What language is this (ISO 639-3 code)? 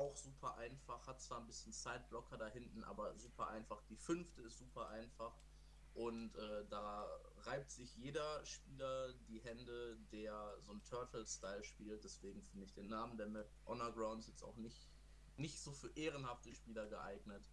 deu